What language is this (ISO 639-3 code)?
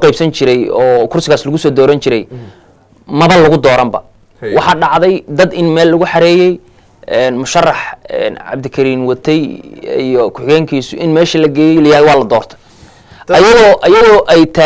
ara